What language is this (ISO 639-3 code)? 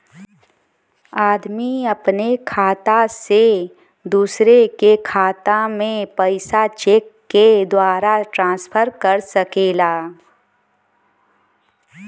bho